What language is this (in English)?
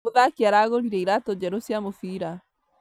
Kikuyu